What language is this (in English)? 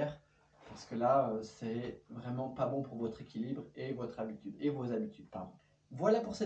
French